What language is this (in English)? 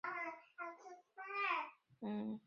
Chinese